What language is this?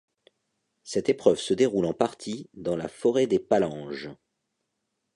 French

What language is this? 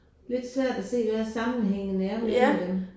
Danish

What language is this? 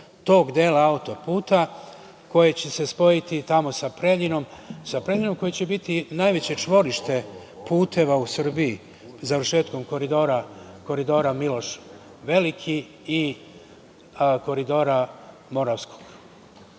Serbian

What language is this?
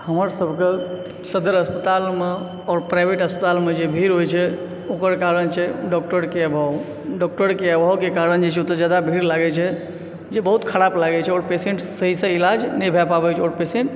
Maithili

